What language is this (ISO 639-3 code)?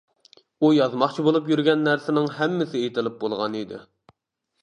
uig